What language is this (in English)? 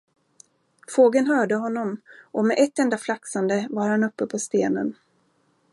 Swedish